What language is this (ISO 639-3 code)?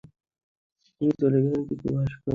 ben